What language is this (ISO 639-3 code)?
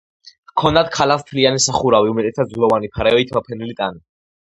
kat